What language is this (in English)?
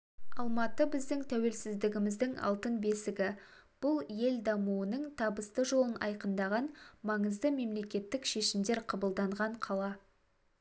Kazakh